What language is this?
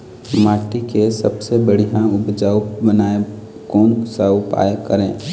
Chhattisgarhi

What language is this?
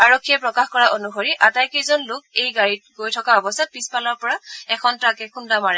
Assamese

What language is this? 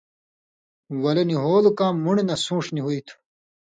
Indus Kohistani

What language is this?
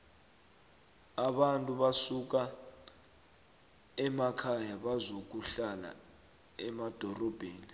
South Ndebele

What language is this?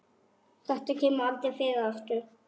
Icelandic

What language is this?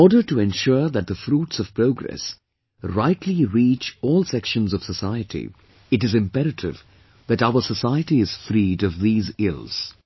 English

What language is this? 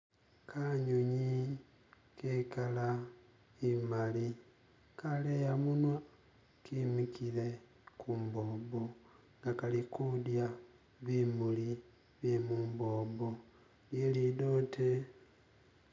Masaaba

